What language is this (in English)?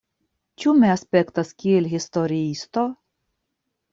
Esperanto